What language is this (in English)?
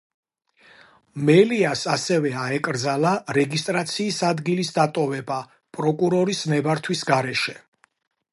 Georgian